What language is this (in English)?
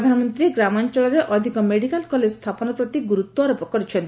Odia